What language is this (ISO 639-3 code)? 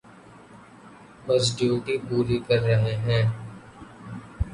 urd